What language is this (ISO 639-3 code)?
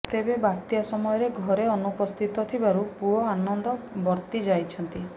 ori